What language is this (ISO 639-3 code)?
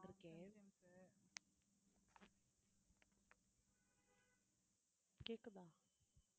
tam